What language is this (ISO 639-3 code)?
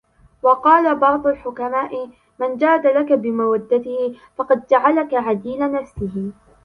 ara